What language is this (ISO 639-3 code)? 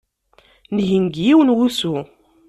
kab